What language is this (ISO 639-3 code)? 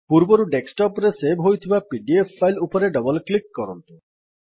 ori